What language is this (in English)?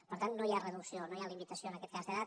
Catalan